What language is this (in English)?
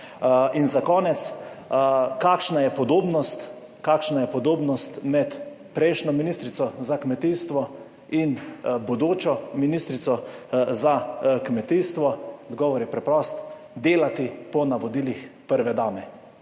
Slovenian